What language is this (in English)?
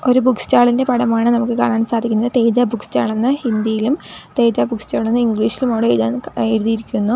Malayalam